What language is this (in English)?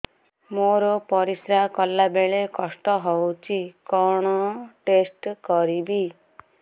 Odia